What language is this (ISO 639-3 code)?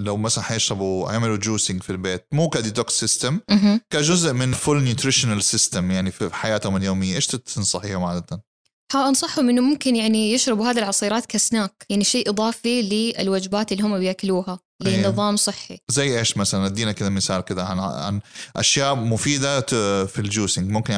ara